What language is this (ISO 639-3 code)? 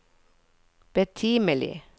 nor